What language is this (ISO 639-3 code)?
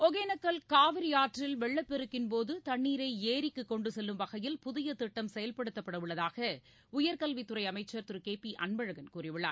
tam